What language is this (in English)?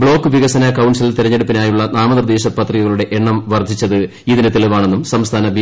Malayalam